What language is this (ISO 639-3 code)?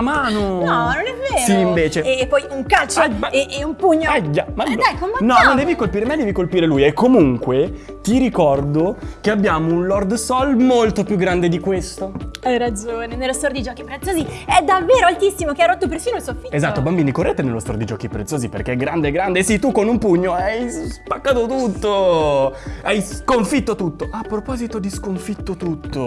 ita